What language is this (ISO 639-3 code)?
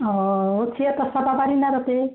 asm